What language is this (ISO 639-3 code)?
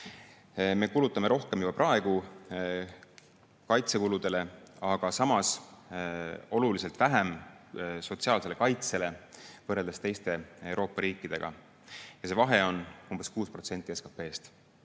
est